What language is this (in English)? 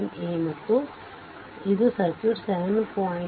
Kannada